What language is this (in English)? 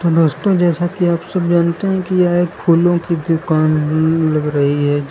Hindi